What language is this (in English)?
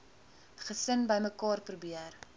Afrikaans